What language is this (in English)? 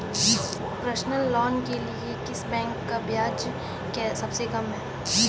Hindi